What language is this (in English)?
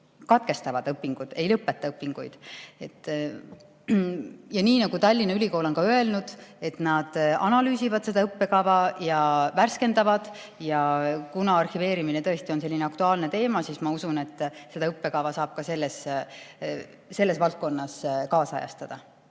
Estonian